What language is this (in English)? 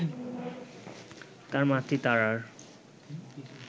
Bangla